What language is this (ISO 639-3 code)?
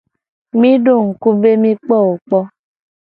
gej